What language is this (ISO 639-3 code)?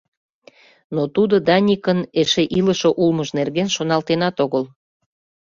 chm